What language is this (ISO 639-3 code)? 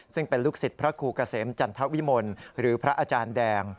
tha